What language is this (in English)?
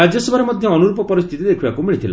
Odia